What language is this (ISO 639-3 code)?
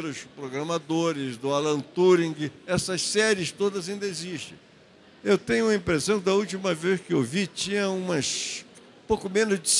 por